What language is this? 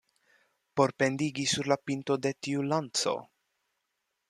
Esperanto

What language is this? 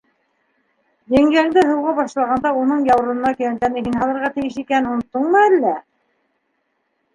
Bashkir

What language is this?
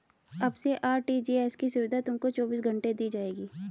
Hindi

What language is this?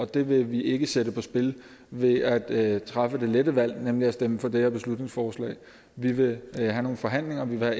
Danish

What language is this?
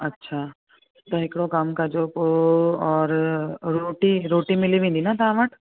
Sindhi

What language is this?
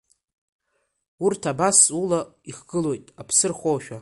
Abkhazian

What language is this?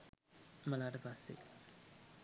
Sinhala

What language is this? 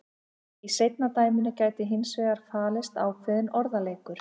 Icelandic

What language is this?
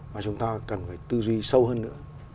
Vietnamese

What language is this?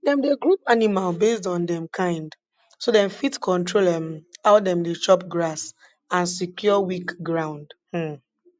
Nigerian Pidgin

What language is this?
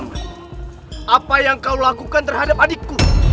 Indonesian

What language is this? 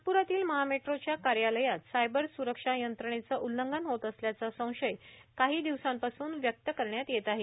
Marathi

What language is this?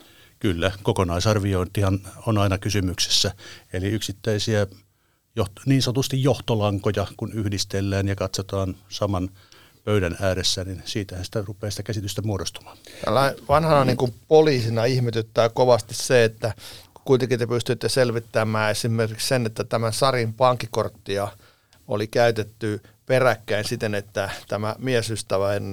Finnish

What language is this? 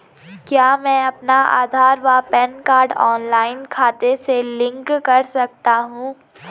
Hindi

